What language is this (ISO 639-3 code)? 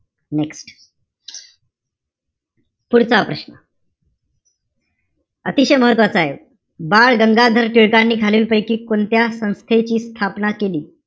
mar